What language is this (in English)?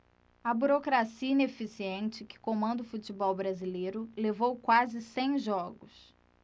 Portuguese